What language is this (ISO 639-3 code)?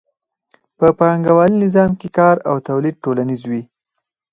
pus